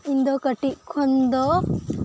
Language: Santali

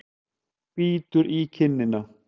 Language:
Icelandic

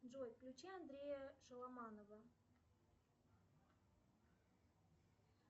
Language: Russian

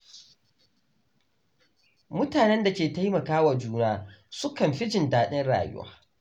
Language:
Hausa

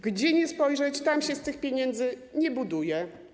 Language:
Polish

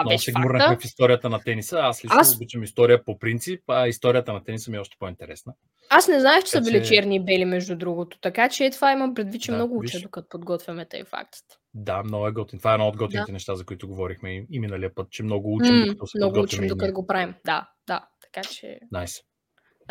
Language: Bulgarian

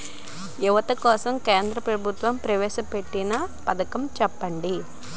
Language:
Telugu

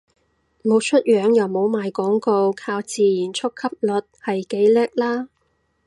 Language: Cantonese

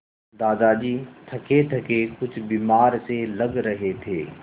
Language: Hindi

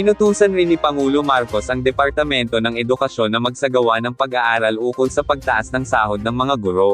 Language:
Filipino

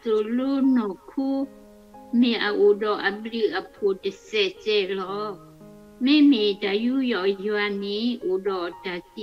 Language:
Thai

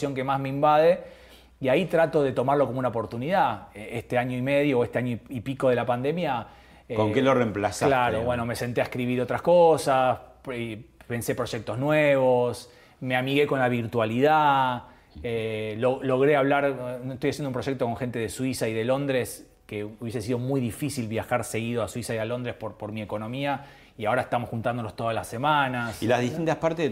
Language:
Spanish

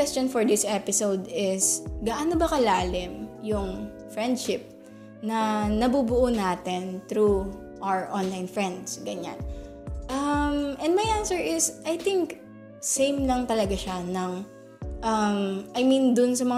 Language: Filipino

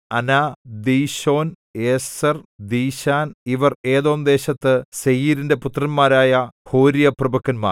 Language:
Malayalam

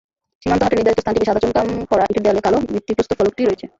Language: Bangla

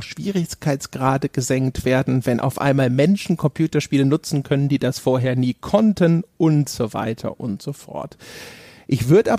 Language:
German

